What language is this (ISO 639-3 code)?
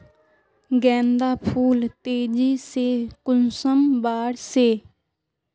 mag